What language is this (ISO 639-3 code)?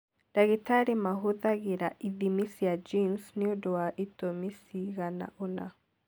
kik